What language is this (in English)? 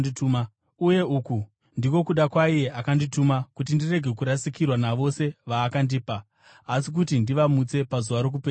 Shona